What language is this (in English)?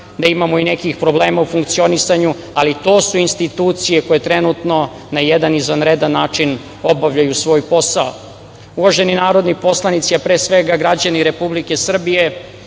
Serbian